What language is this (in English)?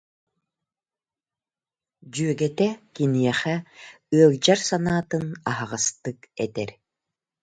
Yakut